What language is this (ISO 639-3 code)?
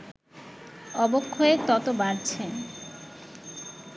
ben